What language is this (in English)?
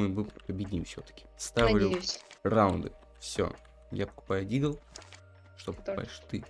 Russian